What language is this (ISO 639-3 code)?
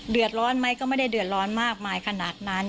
tha